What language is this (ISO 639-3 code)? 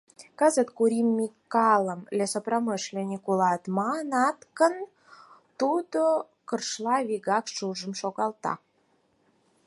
chm